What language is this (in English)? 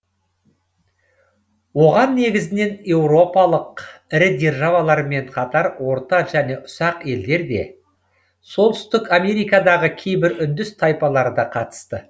Kazakh